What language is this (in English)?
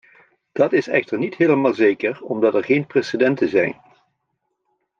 Dutch